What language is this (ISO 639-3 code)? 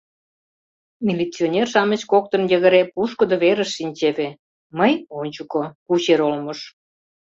chm